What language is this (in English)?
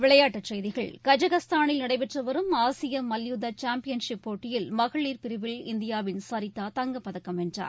Tamil